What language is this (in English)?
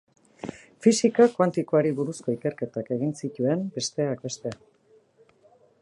Basque